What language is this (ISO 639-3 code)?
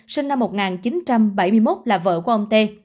vie